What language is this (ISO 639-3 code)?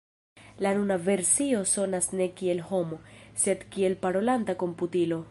epo